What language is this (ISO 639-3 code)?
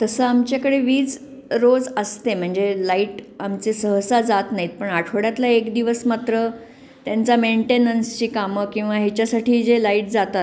mar